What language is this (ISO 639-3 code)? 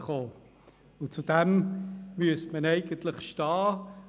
gsw